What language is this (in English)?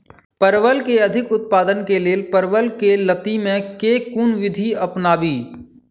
Maithili